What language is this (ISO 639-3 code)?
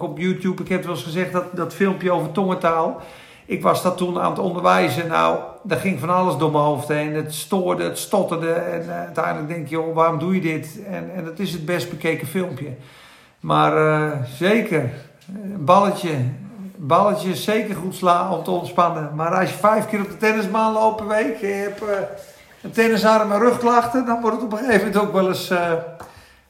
nld